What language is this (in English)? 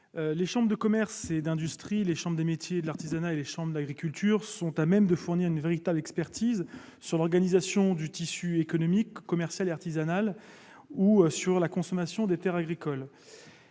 French